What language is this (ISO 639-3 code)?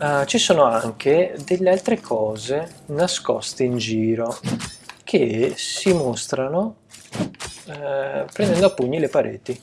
ita